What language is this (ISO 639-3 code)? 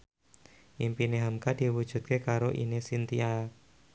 jav